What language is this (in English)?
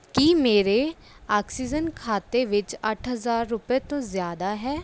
Punjabi